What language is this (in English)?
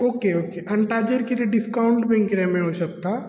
Konkani